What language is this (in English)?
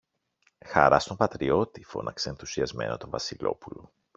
Greek